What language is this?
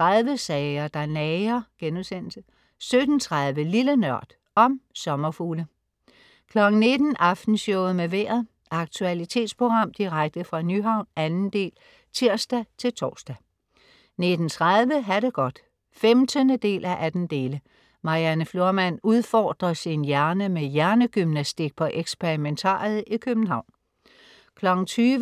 Danish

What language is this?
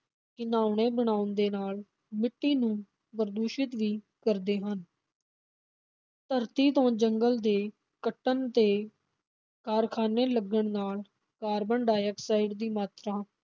Punjabi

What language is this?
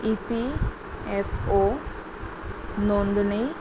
Konkani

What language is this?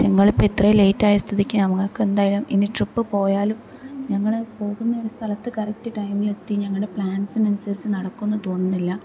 Malayalam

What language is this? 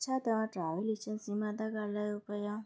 Sindhi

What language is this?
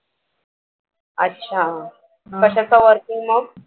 Marathi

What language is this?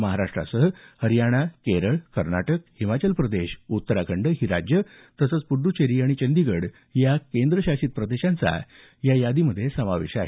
Marathi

